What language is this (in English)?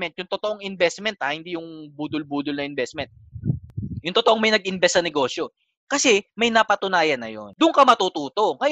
Filipino